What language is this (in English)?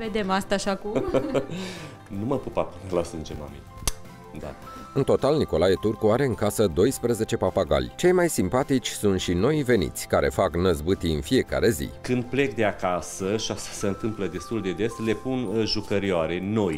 Romanian